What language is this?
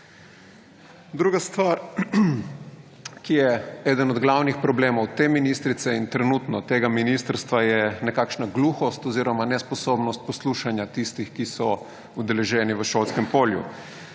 Slovenian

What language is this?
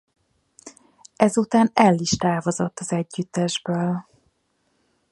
Hungarian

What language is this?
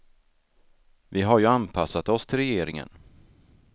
Swedish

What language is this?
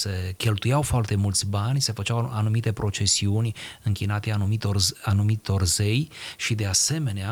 Romanian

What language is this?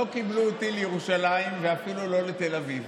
Hebrew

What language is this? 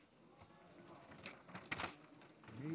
Hebrew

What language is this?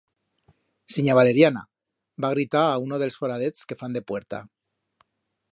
Aragonese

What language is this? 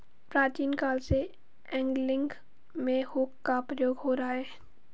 Hindi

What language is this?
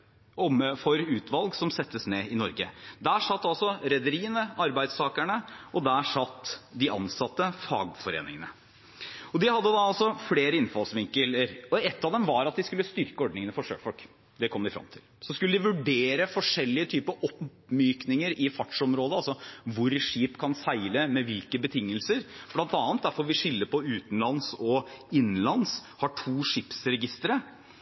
Norwegian Bokmål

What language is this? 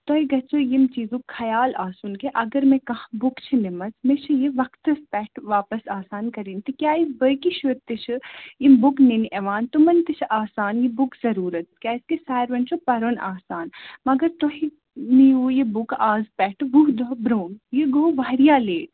Kashmiri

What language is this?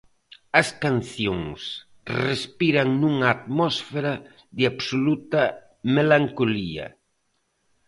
Galician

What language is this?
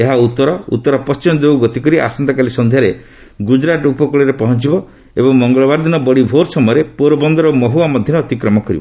Odia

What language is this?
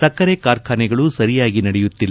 Kannada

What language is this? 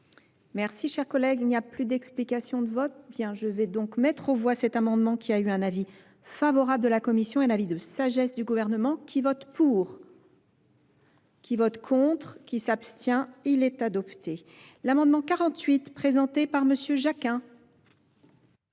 French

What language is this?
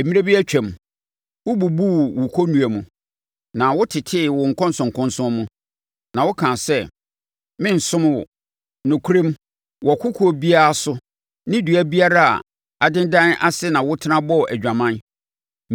Akan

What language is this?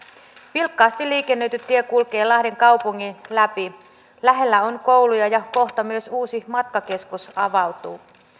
Finnish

